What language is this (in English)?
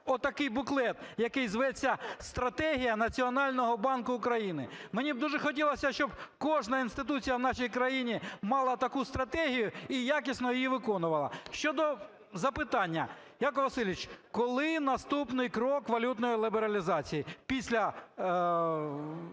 Ukrainian